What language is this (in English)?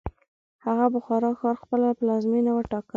Pashto